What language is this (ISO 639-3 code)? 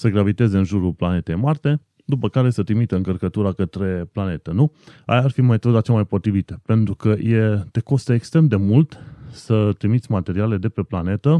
ron